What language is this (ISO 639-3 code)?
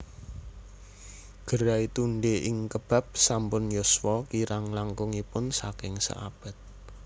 jav